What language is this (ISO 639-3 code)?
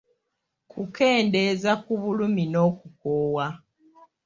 lug